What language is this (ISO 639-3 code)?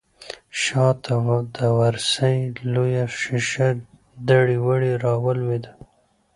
pus